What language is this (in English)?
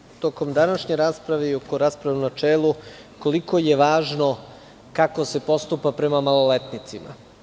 Serbian